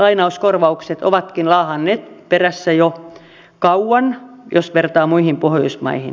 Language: Finnish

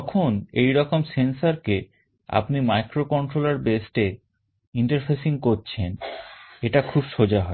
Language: Bangla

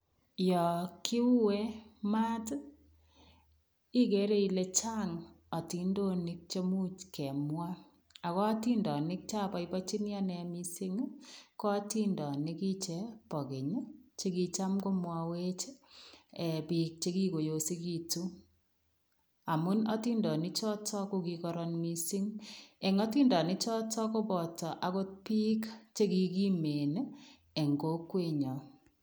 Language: Kalenjin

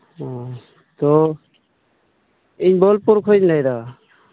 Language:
Santali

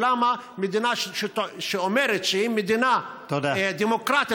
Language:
Hebrew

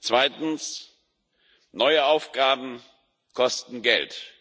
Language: German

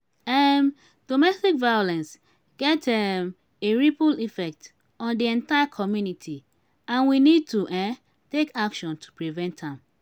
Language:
Nigerian Pidgin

